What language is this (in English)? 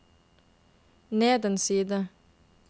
Norwegian